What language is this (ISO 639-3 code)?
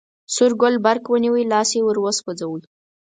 pus